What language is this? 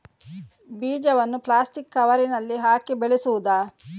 Kannada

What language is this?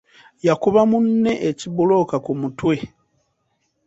Ganda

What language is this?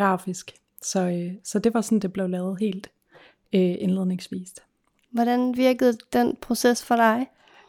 Danish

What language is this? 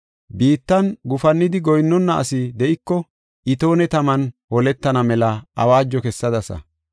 Gofa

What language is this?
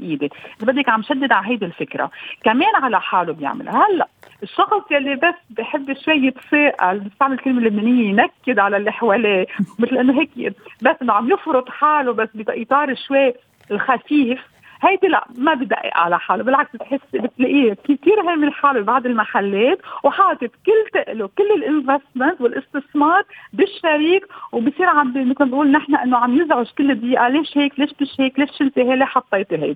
Arabic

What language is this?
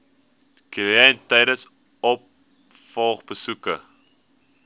Afrikaans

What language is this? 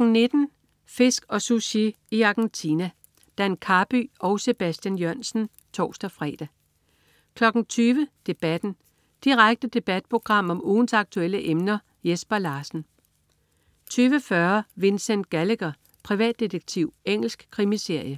Danish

